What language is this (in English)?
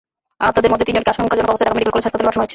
Bangla